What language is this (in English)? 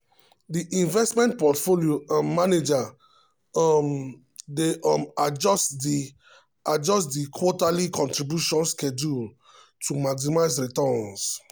Nigerian Pidgin